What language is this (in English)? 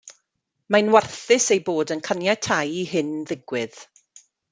Welsh